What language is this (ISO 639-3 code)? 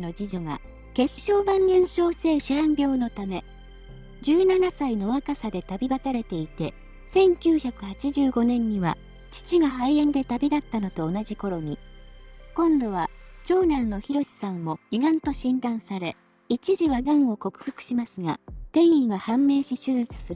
jpn